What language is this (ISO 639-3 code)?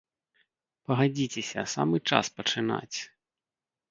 bel